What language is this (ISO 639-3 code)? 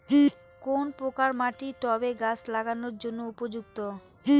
ben